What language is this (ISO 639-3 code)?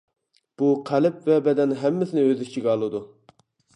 uig